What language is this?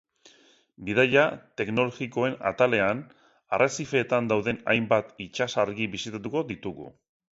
Basque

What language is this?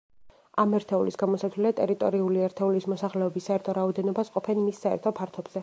Georgian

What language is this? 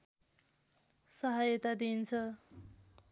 Nepali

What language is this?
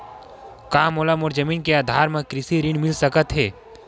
Chhattisgarhi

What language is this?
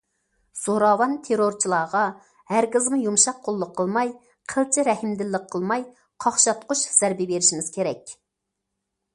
Uyghur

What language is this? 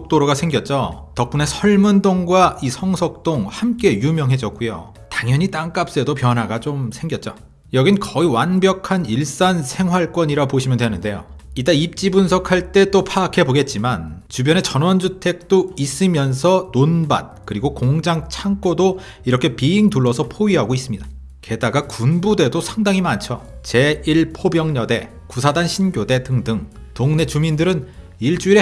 Korean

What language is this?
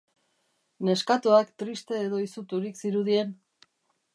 Basque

